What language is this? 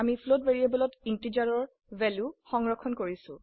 Assamese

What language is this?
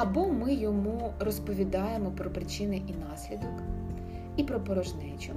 Ukrainian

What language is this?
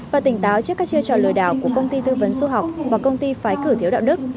Vietnamese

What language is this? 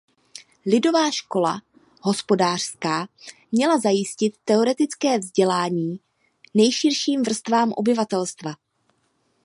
Czech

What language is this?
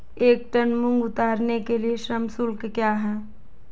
Hindi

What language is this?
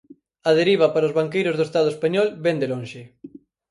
Galician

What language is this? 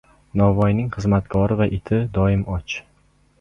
Uzbek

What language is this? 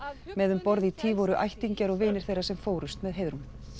Icelandic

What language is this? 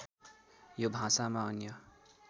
Nepali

